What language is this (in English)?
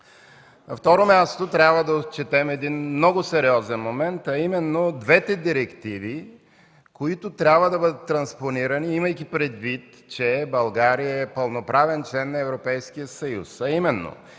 Bulgarian